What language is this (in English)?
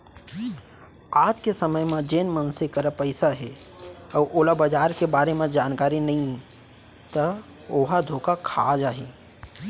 Chhattisgarhi